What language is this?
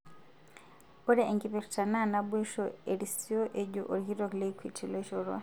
Masai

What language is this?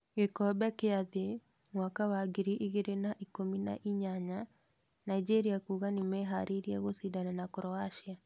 Kikuyu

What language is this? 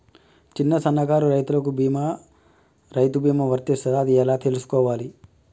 Telugu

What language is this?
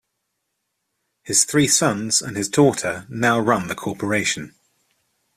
English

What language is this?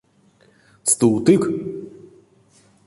Erzya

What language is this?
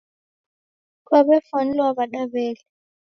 Taita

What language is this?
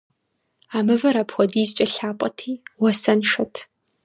Kabardian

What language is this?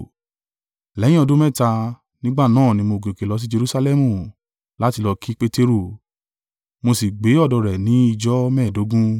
Yoruba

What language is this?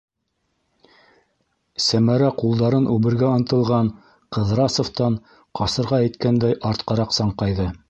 Bashkir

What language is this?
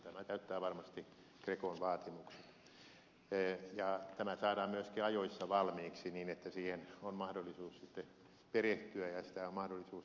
Finnish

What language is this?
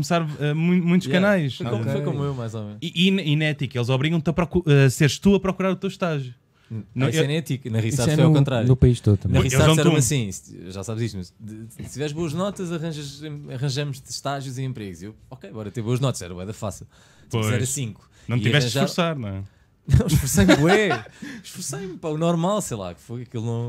Portuguese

